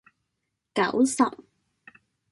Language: Cantonese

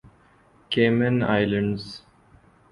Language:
Urdu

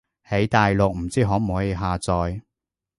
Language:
Cantonese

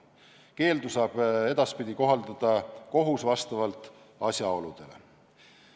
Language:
Estonian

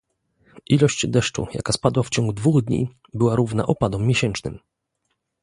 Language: Polish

